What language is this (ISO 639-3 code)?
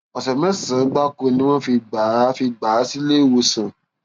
yor